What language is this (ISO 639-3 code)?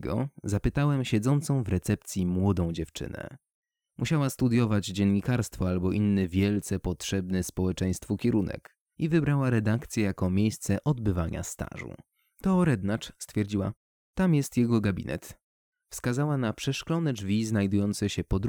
pol